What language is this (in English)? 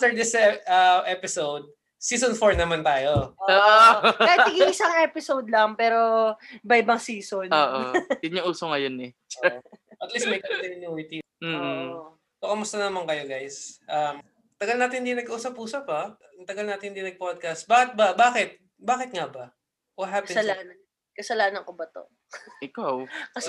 Filipino